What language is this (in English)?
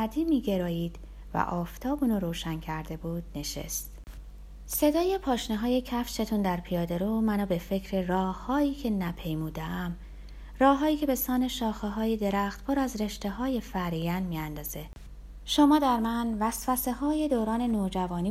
Persian